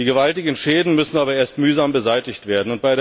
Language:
German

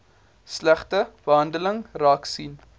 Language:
Afrikaans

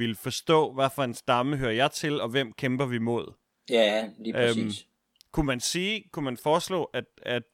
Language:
Danish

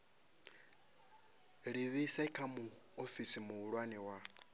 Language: Venda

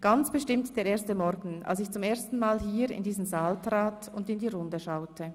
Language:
Swiss German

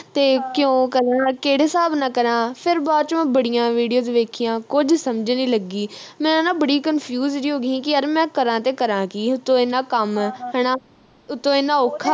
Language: Punjabi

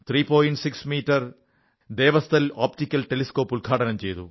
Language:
Malayalam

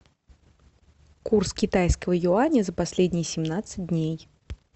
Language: Russian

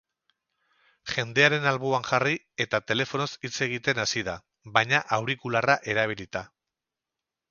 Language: Basque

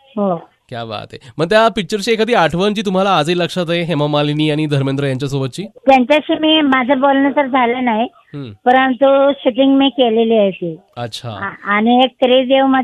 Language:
Hindi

